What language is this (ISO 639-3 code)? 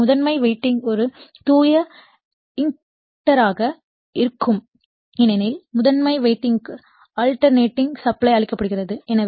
tam